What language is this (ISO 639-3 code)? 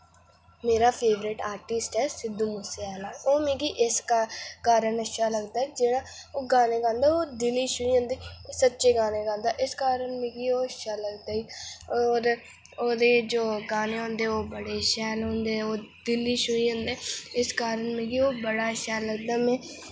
doi